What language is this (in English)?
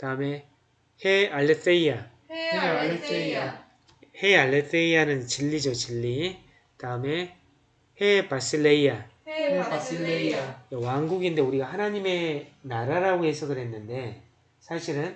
Korean